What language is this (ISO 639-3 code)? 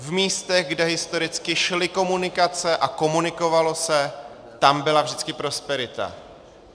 ces